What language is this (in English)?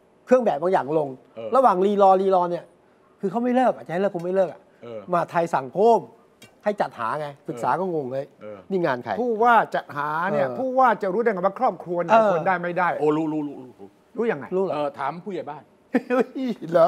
Thai